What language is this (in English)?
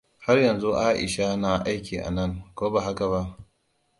Hausa